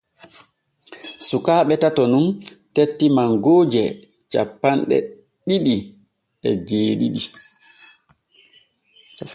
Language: Borgu Fulfulde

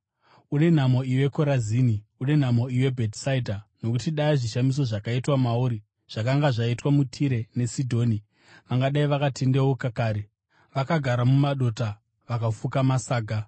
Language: Shona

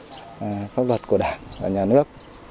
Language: Vietnamese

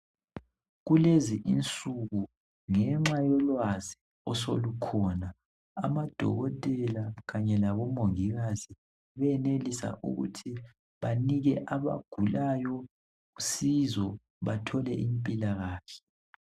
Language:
North Ndebele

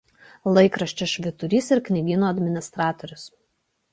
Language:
Lithuanian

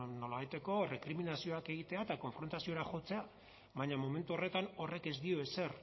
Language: Basque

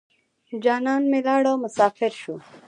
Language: Pashto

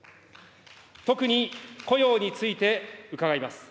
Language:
Japanese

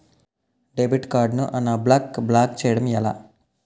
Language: Telugu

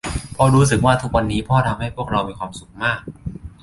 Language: Thai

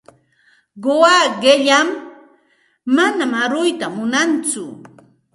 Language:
Santa Ana de Tusi Pasco Quechua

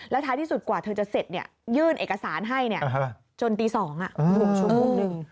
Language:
Thai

